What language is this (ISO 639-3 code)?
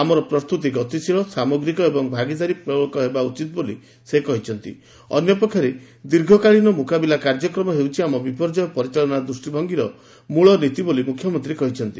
ori